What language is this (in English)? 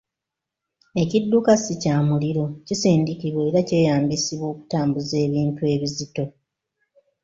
Ganda